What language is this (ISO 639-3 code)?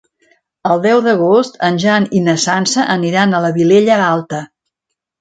cat